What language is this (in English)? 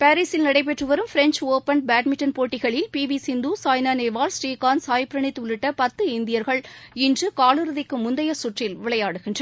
Tamil